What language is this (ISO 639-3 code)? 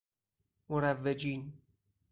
fas